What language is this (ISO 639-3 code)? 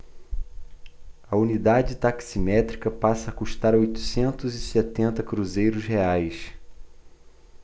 por